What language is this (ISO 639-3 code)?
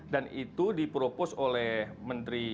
ind